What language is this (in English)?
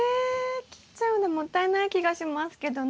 Japanese